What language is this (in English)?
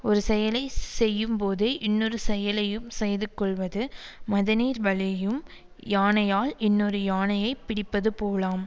Tamil